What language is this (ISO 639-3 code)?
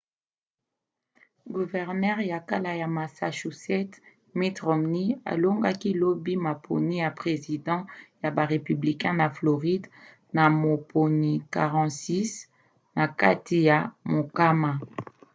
lin